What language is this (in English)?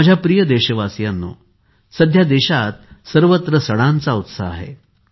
Marathi